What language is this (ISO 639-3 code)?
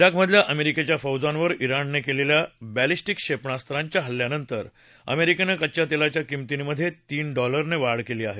mar